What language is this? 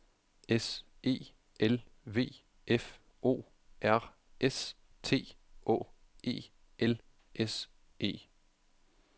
Danish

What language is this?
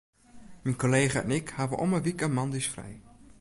Western Frisian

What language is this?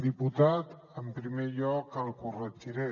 Catalan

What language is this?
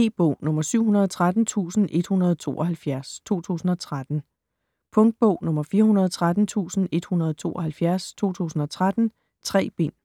Danish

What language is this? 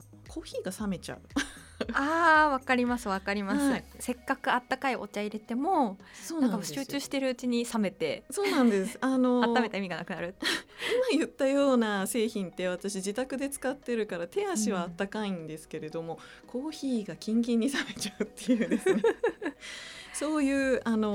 Japanese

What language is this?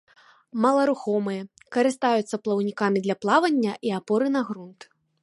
Belarusian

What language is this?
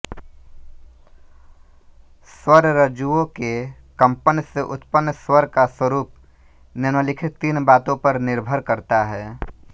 Hindi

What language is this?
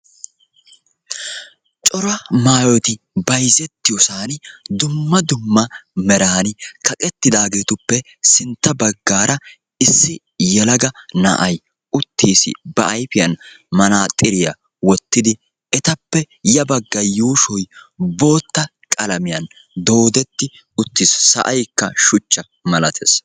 Wolaytta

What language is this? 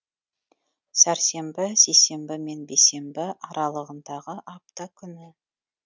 Kazakh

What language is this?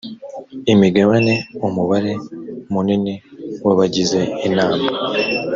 Kinyarwanda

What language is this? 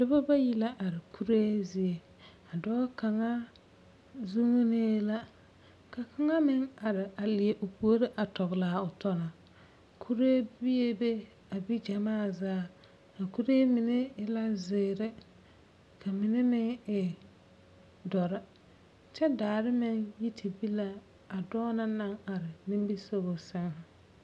Southern Dagaare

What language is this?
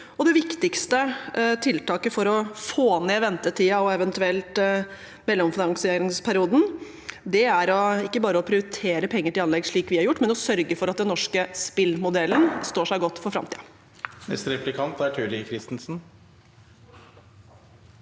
Norwegian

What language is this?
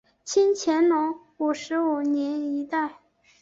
Chinese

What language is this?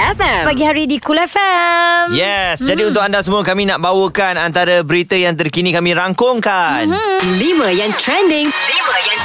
Malay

